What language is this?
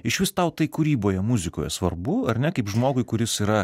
Lithuanian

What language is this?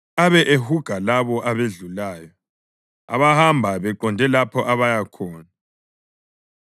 North Ndebele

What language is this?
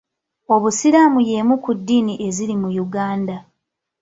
Ganda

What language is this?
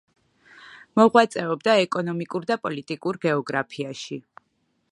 Georgian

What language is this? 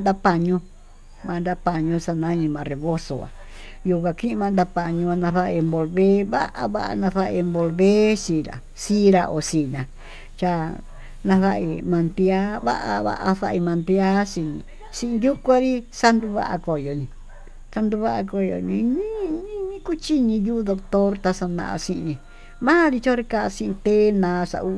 Tututepec Mixtec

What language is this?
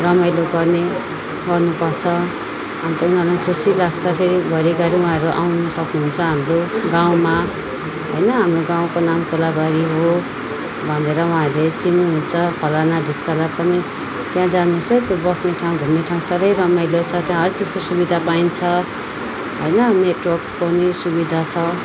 Nepali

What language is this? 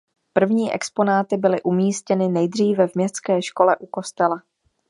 Czech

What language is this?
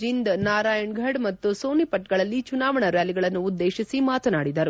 Kannada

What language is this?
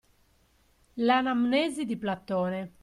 Italian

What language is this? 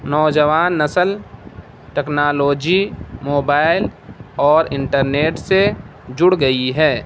Urdu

